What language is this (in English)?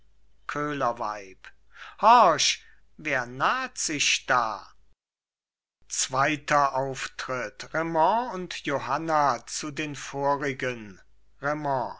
German